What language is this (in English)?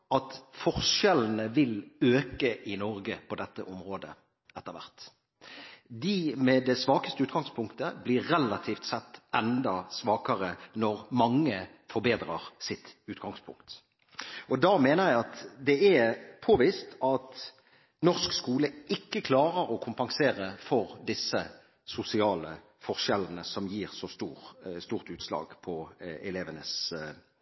Norwegian Bokmål